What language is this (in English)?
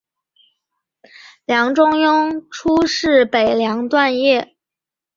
Chinese